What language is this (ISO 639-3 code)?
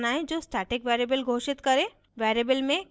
hin